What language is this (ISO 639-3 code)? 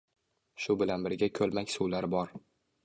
uzb